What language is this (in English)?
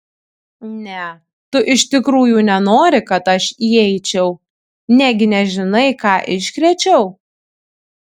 Lithuanian